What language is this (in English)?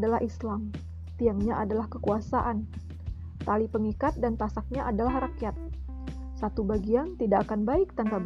Indonesian